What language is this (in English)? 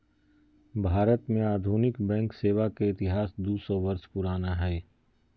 Magahi